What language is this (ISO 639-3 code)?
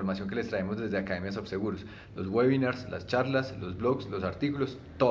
spa